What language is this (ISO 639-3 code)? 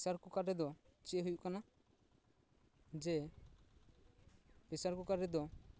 sat